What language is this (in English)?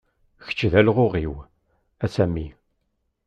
Kabyle